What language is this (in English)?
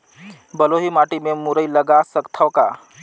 Chhattisgarhi